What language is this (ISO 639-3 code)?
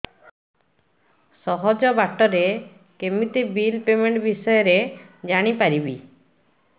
ori